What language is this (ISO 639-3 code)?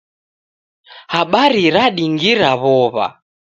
dav